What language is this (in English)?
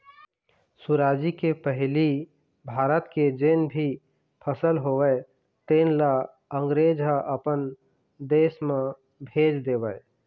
Chhattisgarhi